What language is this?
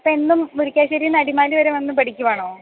Malayalam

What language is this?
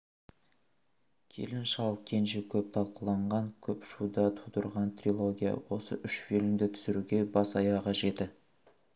Kazakh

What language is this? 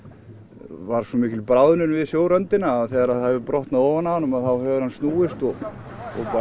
Icelandic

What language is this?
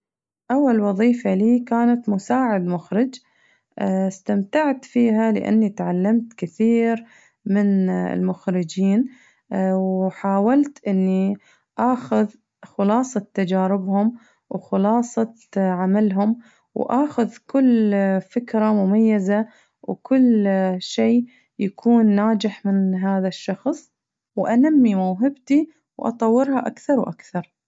Najdi Arabic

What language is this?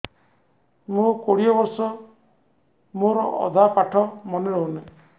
Odia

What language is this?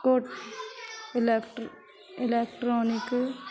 Punjabi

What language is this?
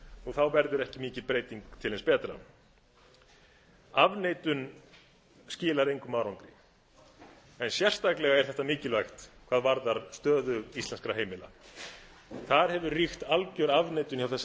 Icelandic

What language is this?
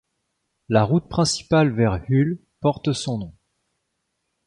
French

